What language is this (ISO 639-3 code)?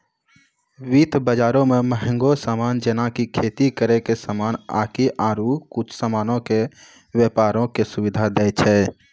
mai